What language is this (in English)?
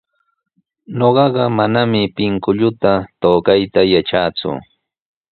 Sihuas Ancash Quechua